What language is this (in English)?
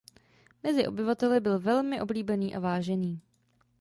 Czech